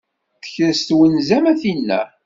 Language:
Kabyle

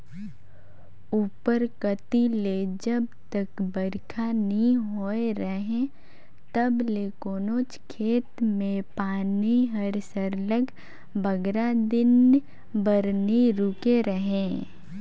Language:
Chhattisgarhi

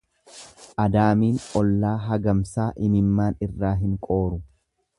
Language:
Oromo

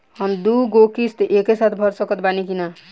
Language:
Bhojpuri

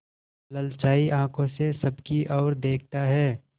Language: Hindi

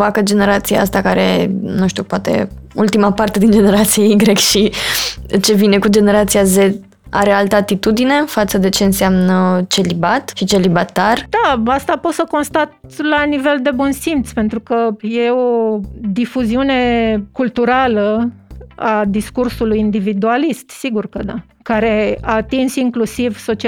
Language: Romanian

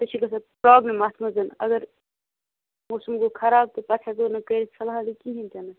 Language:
Kashmiri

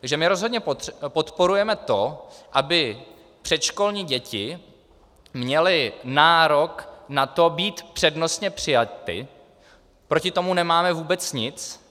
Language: Czech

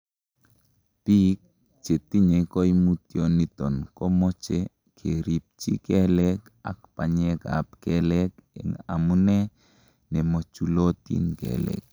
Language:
Kalenjin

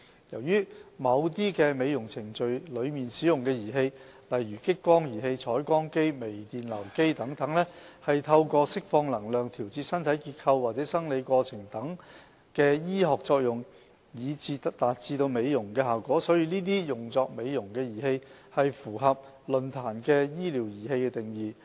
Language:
Cantonese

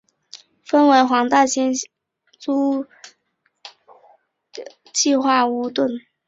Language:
Chinese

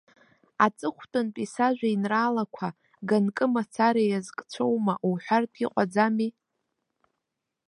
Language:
Abkhazian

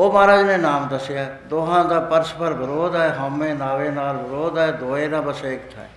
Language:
Punjabi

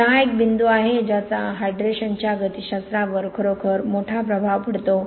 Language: Marathi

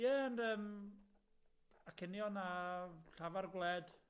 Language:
Welsh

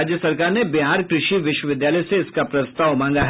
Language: Hindi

